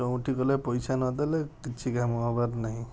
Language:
Odia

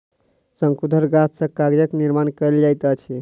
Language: Maithili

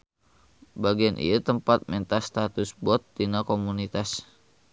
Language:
Sundanese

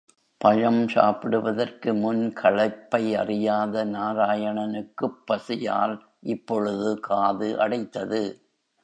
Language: Tamil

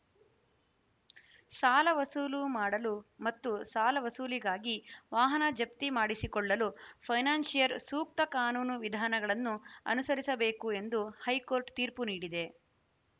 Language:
Kannada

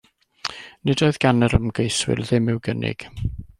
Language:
Welsh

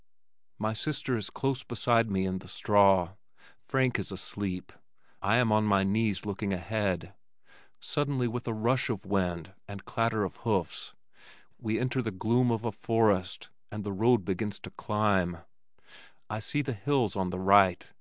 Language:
English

